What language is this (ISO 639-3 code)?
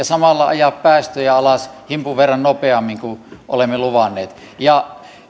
fin